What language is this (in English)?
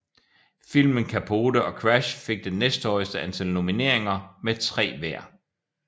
Danish